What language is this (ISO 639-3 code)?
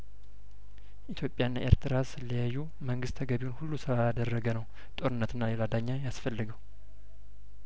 amh